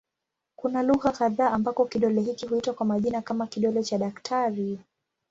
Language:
Swahili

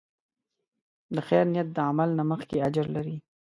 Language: Pashto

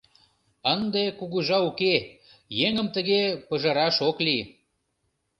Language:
Mari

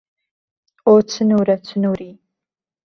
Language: Central Kurdish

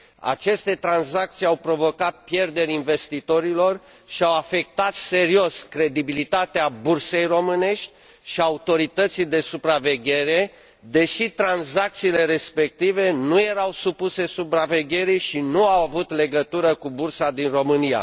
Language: Romanian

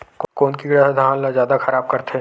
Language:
Chhattisgarhi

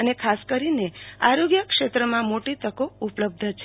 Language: Gujarati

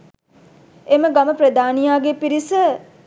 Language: Sinhala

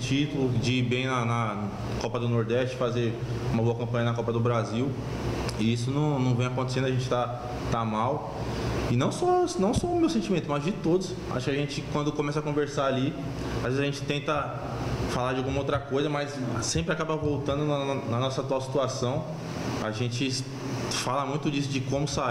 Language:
Portuguese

